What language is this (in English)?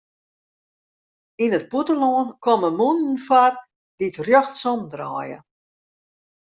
Western Frisian